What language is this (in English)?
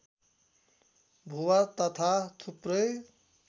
Nepali